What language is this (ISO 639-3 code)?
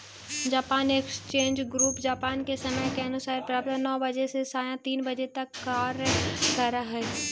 mag